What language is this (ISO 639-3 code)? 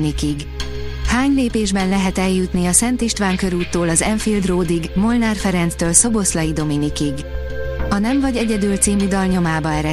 hun